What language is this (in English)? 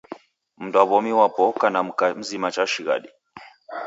Taita